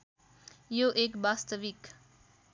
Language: Nepali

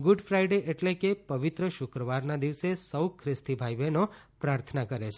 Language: Gujarati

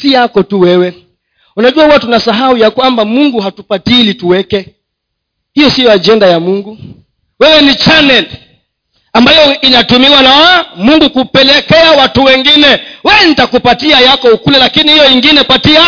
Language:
Swahili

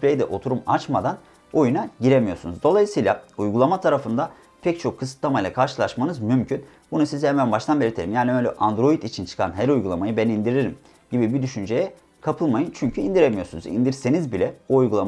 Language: Turkish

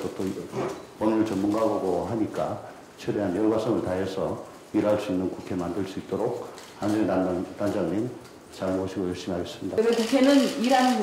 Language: Korean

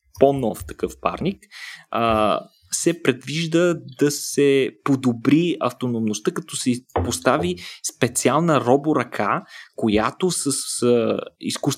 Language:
Bulgarian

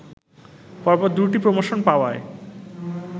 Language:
Bangla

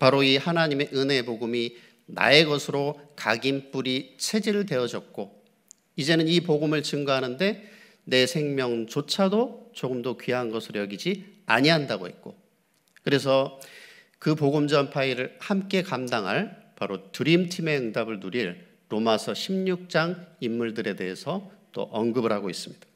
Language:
Korean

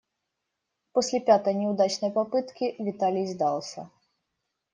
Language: Russian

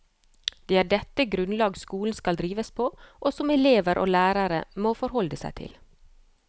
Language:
Norwegian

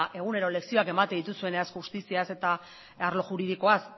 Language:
Basque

